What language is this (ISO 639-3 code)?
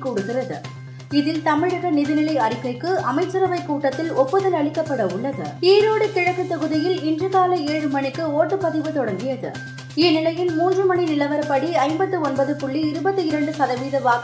tam